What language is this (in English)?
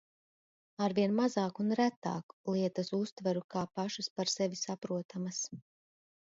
Latvian